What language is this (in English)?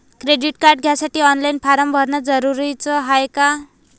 Marathi